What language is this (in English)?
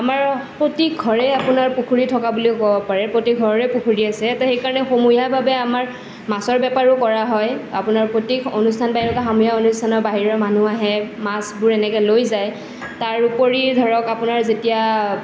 Assamese